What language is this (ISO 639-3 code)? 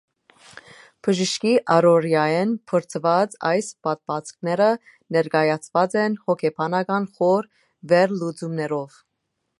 hye